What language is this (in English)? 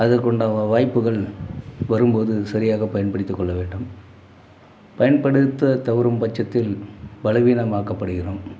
Tamil